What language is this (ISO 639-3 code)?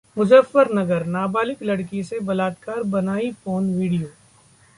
hin